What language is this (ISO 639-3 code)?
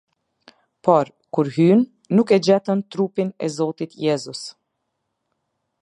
sqi